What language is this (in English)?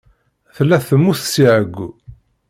Kabyle